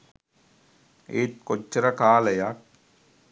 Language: Sinhala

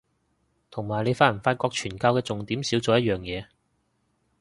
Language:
Cantonese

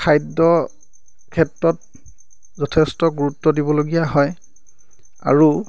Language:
Assamese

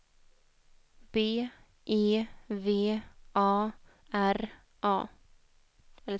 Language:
Swedish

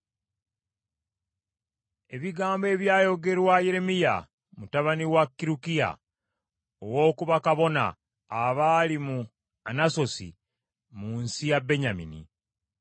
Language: Ganda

